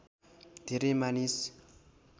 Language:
Nepali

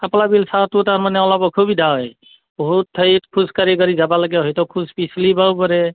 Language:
Assamese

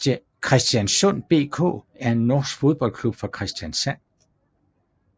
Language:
Danish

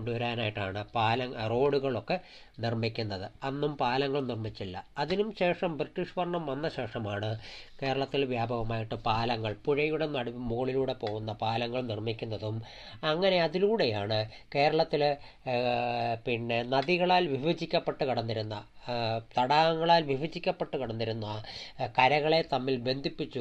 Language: Malayalam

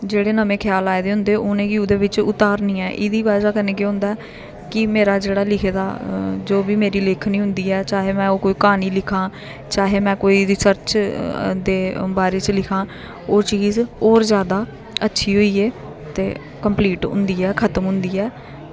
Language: Dogri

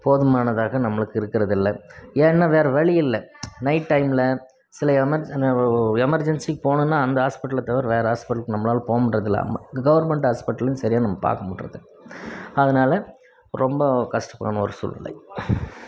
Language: Tamil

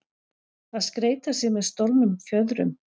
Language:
Icelandic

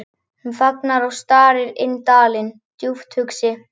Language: Icelandic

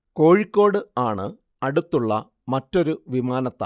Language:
Malayalam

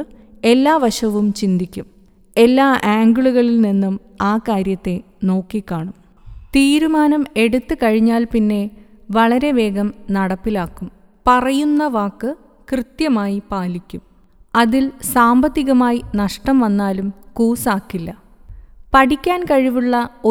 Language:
Malayalam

